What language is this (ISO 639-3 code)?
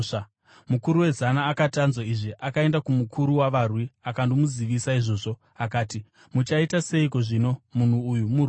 sna